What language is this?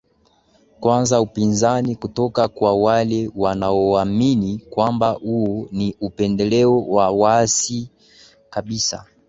Swahili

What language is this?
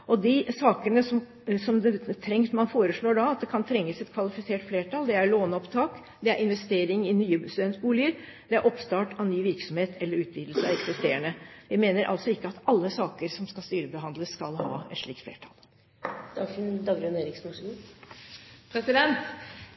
Norwegian Bokmål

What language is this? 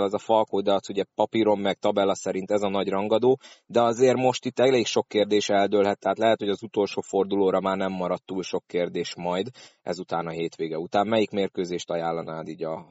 Hungarian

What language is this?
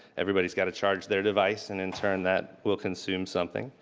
English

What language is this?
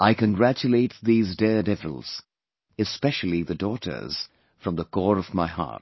English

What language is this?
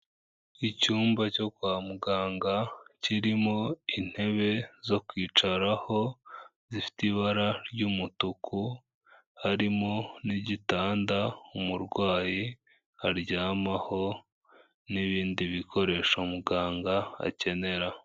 Kinyarwanda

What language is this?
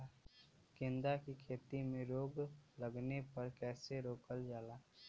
Bhojpuri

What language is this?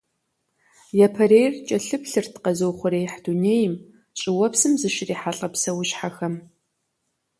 Kabardian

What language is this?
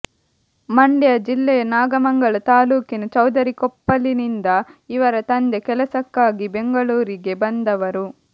Kannada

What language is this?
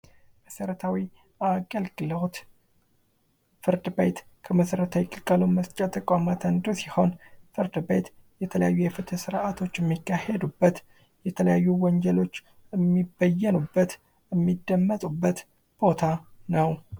Amharic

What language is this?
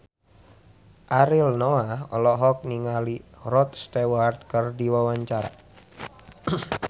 Sundanese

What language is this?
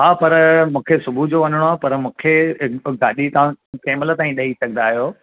Sindhi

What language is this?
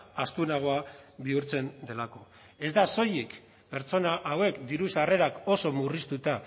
Basque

